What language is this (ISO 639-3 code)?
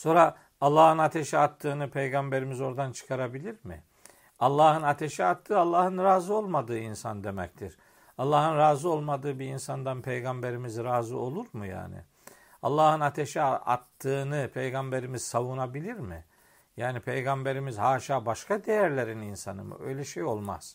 tur